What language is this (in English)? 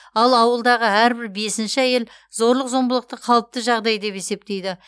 Kazakh